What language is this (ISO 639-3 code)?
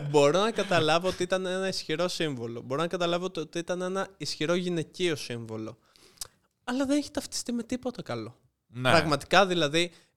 ell